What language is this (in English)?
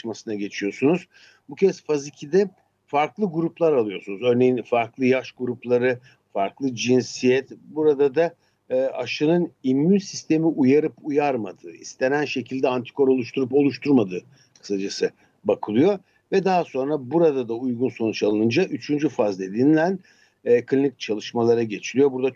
Turkish